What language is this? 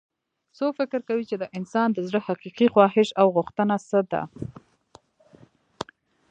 Pashto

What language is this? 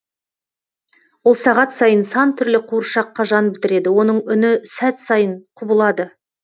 Kazakh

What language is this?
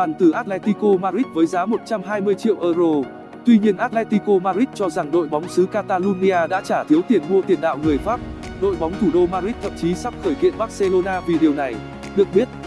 Vietnamese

